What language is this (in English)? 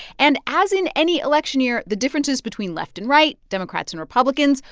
English